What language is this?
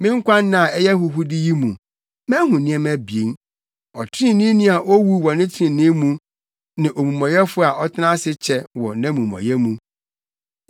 Akan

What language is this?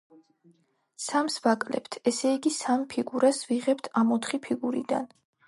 Georgian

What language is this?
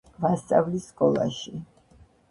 Georgian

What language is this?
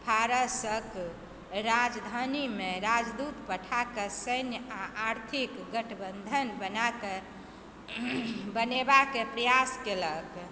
Maithili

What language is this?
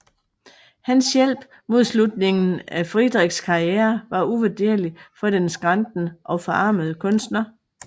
Danish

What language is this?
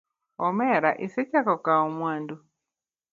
Luo (Kenya and Tanzania)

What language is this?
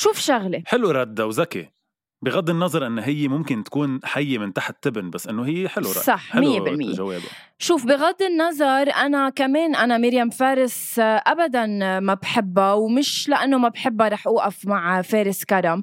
Arabic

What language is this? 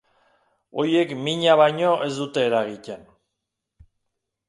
Basque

